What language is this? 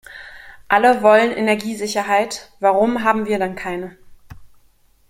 German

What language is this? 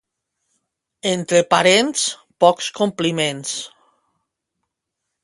Catalan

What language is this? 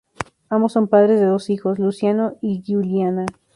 Spanish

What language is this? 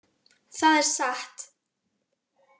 Icelandic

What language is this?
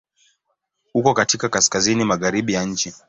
Swahili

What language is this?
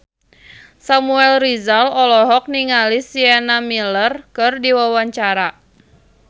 Sundanese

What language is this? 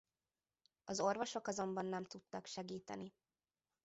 Hungarian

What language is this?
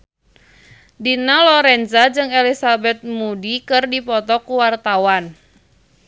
Sundanese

